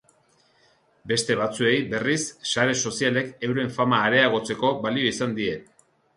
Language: Basque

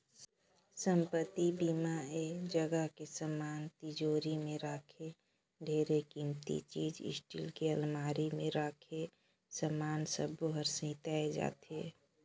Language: Chhattisgarhi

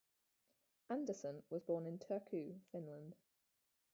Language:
English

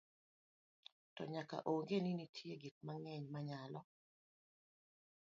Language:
Luo (Kenya and Tanzania)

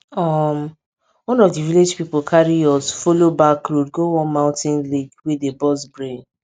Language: Nigerian Pidgin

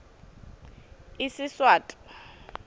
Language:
Swati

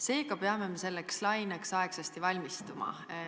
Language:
Estonian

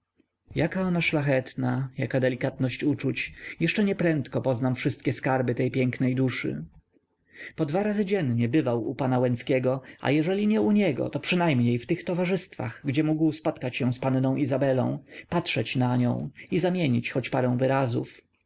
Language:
Polish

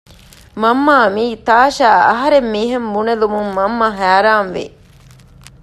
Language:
Divehi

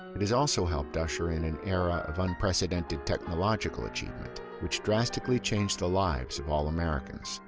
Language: English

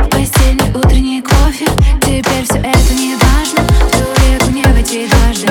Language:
Russian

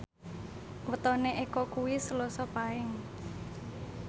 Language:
Javanese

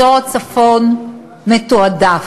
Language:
Hebrew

